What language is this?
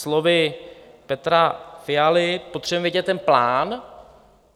Czech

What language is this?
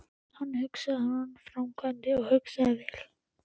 Icelandic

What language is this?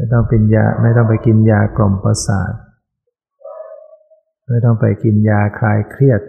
Thai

